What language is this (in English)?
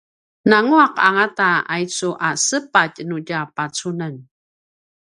Paiwan